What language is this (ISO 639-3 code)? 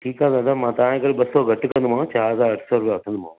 snd